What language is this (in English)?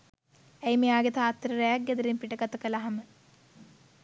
Sinhala